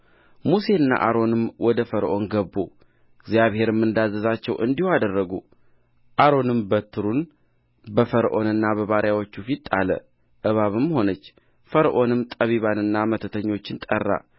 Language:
Amharic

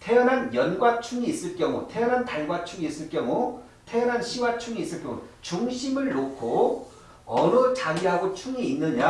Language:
Korean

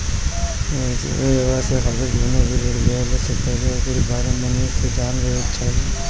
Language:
Bhojpuri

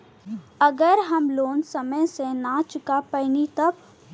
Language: Bhojpuri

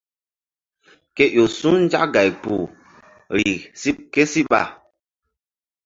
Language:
Mbum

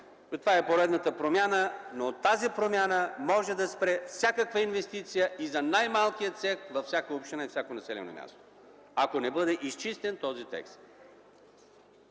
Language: Bulgarian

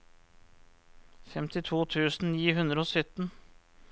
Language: Norwegian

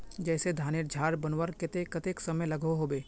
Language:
Magahi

